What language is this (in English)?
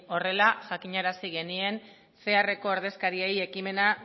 Basque